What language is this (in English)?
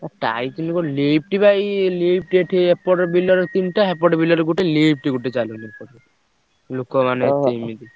Odia